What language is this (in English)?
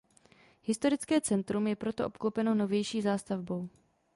Czech